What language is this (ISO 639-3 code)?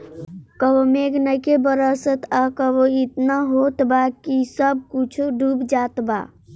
bho